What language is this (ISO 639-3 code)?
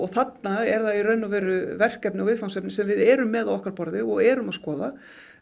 isl